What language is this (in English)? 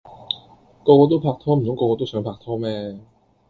Cantonese